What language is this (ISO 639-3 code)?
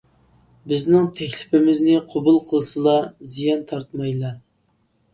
uig